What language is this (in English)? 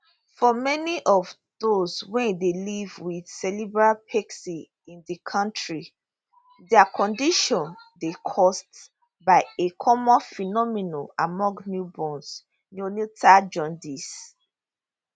Nigerian Pidgin